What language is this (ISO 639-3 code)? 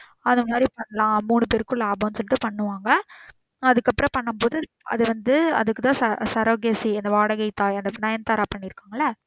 tam